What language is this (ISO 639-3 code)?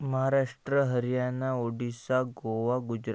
mar